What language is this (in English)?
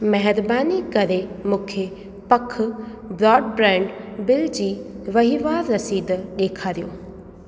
Sindhi